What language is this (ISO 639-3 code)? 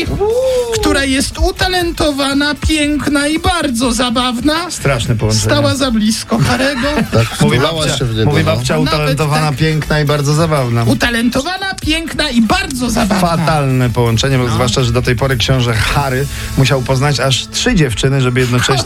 pol